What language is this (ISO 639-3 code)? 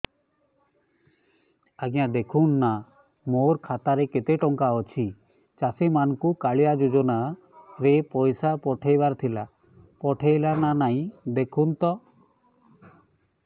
ori